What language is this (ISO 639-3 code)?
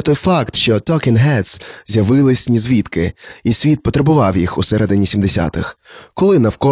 ukr